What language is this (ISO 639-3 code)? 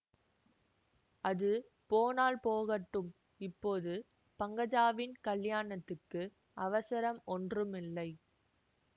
tam